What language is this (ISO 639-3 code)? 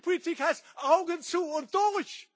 deu